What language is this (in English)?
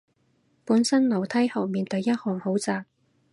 Cantonese